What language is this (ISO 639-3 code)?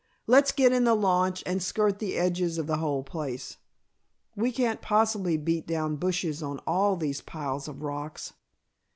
eng